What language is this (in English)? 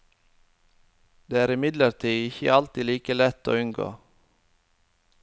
Norwegian